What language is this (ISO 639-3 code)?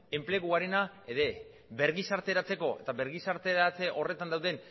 eus